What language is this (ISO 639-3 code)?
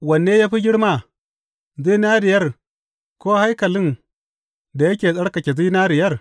hau